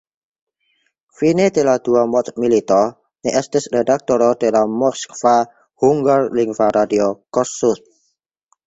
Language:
Esperanto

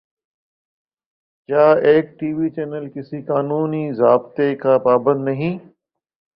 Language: Urdu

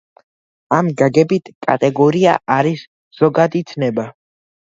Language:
Georgian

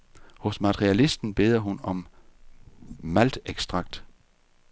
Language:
Danish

